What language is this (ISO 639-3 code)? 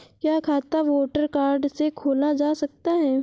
hin